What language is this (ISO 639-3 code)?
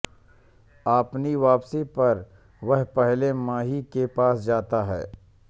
hin